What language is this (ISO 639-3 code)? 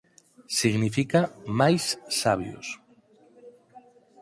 glg